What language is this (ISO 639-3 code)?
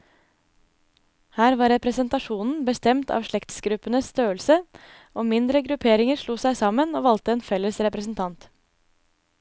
nor